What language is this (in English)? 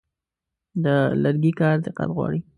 Pashto